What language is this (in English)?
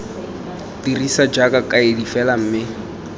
Tswana